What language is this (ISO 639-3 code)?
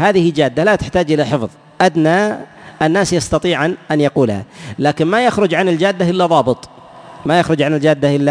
ara